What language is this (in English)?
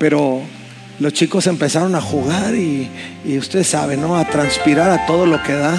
Spanish